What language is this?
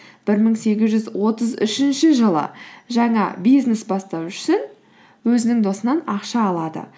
Kazakh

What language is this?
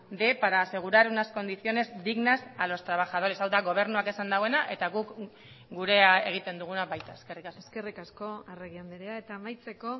Basque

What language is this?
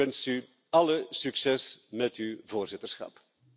Dutch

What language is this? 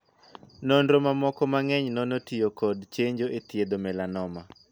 Luo (Kenya and Tanzania)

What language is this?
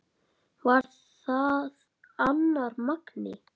Icelandic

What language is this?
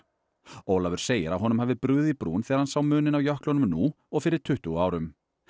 Icelandic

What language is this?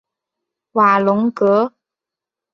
Chinese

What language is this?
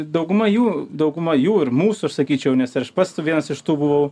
Lithuanian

